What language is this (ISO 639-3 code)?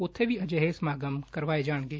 pan